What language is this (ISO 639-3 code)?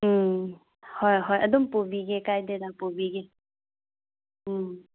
mni